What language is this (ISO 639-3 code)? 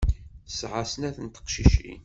kab